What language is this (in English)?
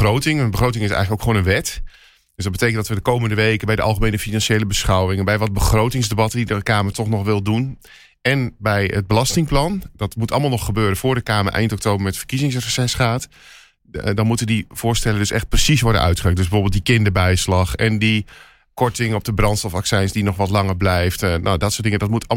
Dutch